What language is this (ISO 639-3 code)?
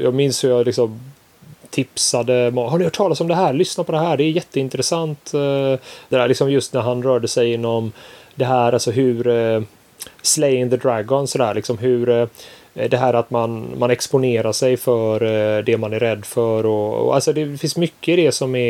swe